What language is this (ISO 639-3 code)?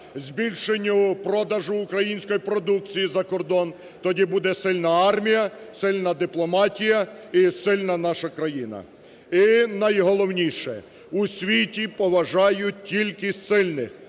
ukr